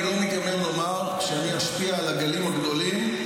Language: Hebrew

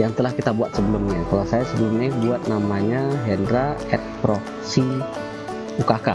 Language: Indonesian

